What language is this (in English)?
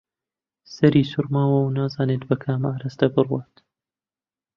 Central Kurdish